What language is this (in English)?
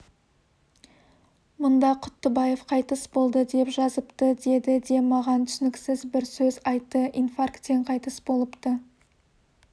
Kazakh